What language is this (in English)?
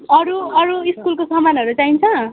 Nepali